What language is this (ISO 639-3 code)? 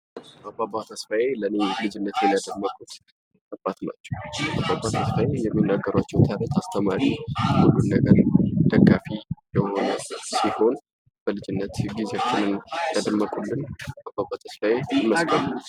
amh